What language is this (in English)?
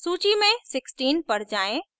Hindi